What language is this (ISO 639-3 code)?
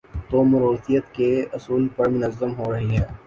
urd